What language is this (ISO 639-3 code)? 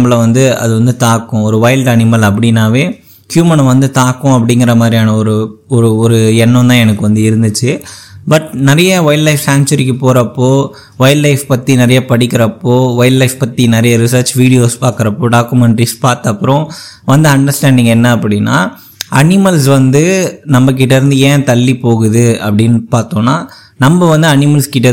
tam